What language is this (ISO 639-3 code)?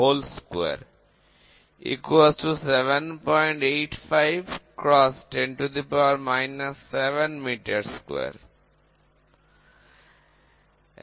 ben